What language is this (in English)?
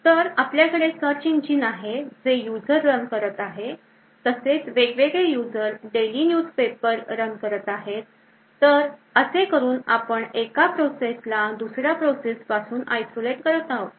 Marathi